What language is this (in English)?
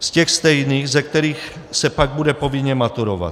Czech